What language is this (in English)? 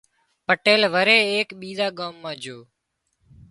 Wadiyara Koli